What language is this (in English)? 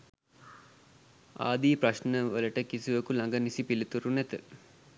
Sinhala